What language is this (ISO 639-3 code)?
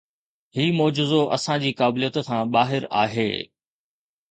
snd